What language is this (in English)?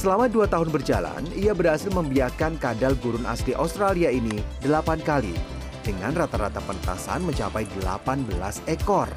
Indonesian